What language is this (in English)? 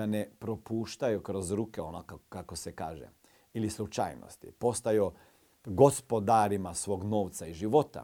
Croatian